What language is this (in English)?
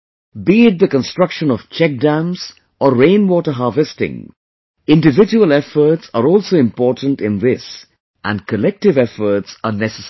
English